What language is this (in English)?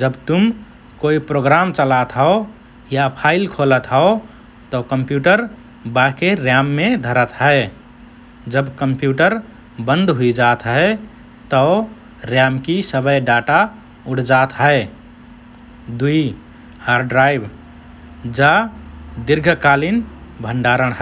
Rana Tharu